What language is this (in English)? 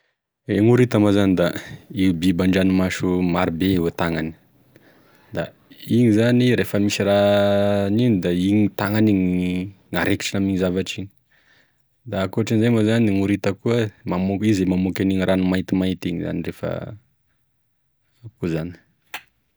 Tesaka Malagasy